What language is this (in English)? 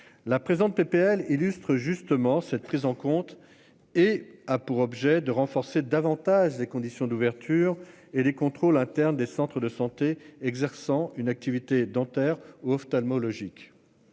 French